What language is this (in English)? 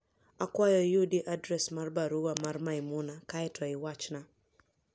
Luo (Kenya and Tanzania)